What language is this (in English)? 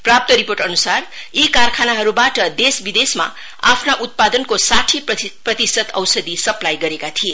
Nepali